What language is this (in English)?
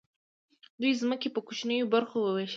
Pashto